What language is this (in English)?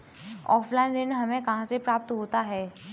Hindi